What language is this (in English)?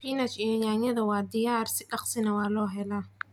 Somali